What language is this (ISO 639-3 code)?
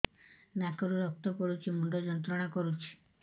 ori